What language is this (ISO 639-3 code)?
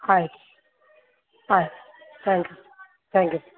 kan